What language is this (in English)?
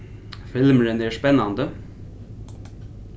Faroese